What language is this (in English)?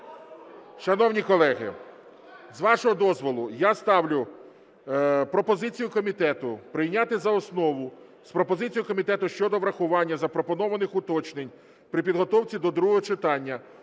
Ukrainian